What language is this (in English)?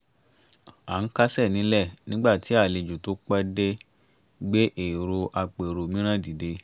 Yoruba